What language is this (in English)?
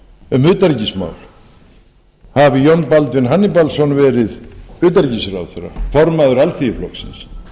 Icelandic